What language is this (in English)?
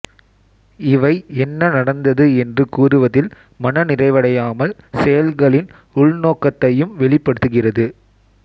Tamil